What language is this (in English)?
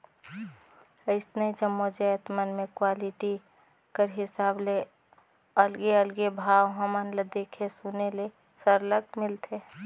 Chhattisgarhi